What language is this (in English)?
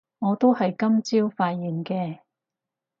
Cantonese